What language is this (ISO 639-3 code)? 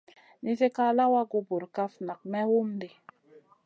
mcn